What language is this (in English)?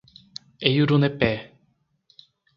Portuguese